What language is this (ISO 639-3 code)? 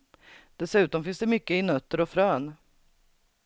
swe